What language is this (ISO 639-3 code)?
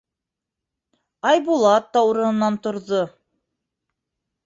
bak